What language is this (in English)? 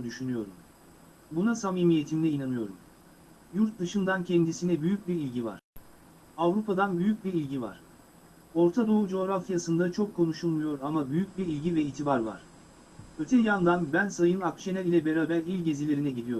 Turkish